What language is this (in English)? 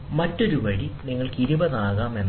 Malayalam